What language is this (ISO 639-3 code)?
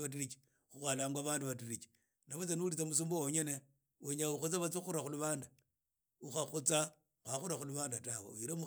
ida